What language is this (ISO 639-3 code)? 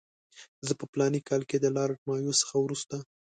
pus